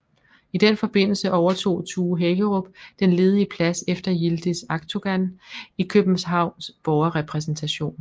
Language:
Danish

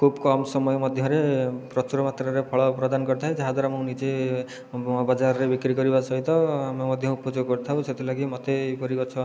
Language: Odia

